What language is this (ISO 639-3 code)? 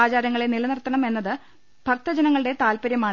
mal